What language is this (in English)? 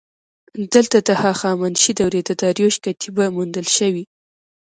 Pashto